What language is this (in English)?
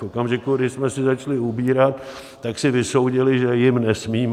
Czech